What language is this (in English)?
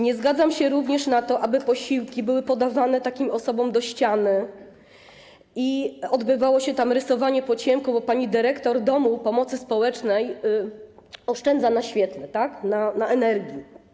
Polish